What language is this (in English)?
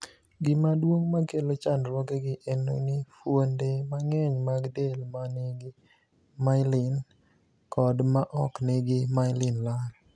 Luo (Kenya and Tanzania)